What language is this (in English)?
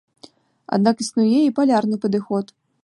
Belarusian